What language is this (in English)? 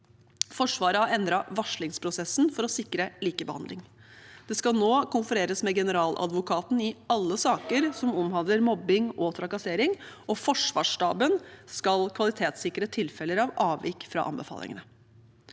Norwegian